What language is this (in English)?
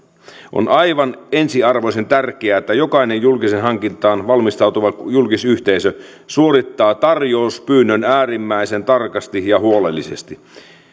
Finnish